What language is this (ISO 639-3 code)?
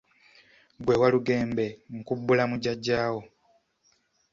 lug